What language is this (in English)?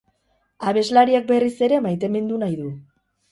Basque